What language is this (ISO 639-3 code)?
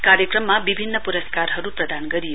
nep